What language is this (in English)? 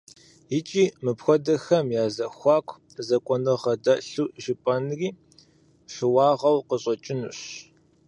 Kabardian